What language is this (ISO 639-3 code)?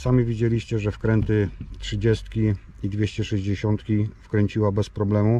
pol